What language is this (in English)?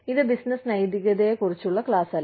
Malayalam